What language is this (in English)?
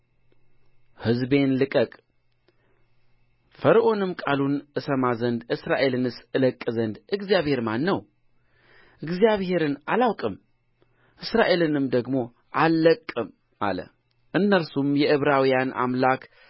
Amharic